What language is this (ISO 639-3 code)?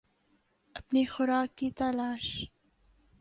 urd